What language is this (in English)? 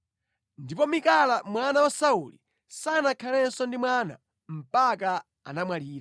Nyanja